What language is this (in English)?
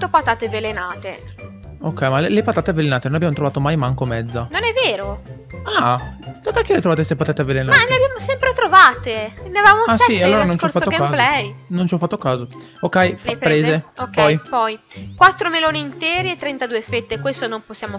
Italian